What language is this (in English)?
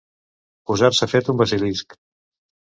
Catalan